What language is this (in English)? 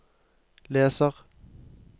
Norwegian